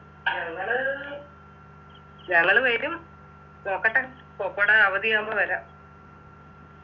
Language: Malayalam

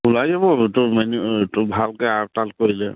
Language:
Assamese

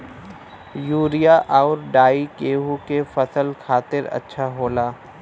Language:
Bhojpuri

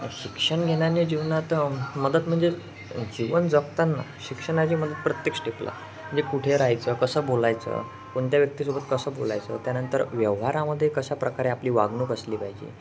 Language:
Marathi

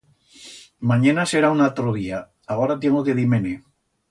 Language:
Aragonese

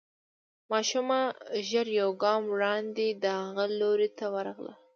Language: Pashto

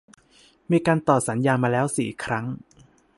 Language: Thai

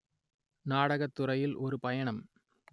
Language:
Tamil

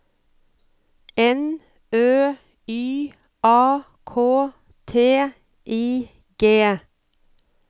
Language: Norwegian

